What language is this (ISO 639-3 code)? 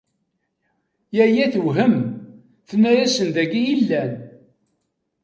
kab